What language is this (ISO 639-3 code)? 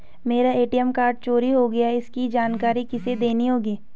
hin